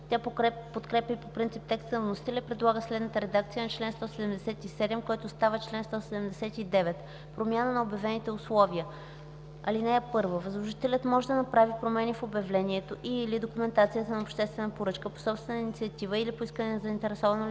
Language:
Bulgarian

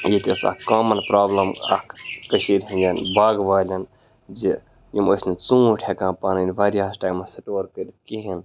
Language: Kashmiri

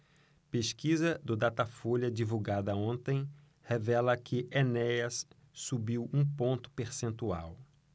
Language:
Portuguese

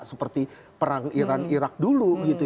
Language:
Indonesian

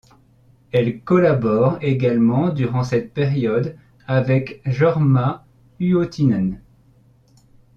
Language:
French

